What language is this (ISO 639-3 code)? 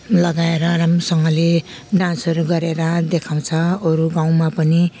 nep